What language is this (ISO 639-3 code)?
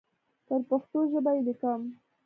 pus